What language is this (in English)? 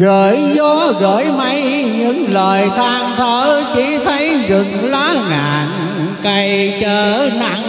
Vietnamese